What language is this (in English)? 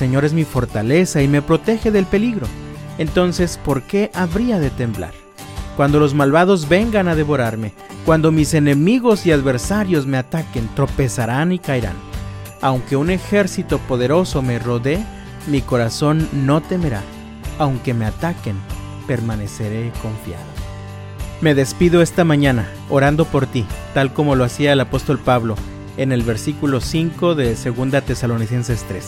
Spanish